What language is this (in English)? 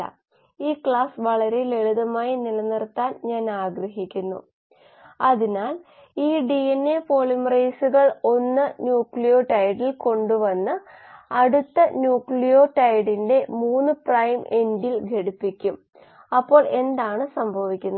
Malayalam